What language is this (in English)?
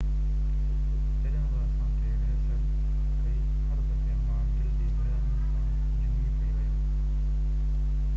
Sindhi